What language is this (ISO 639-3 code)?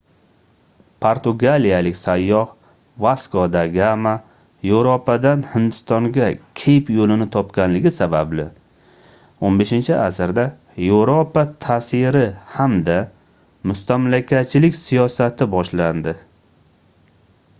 uzb